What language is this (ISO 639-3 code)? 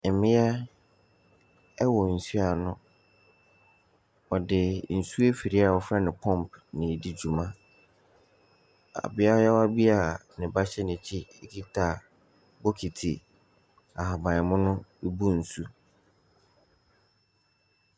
aka